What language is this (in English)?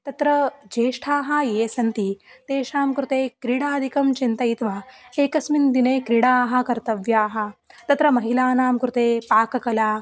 Sanskrit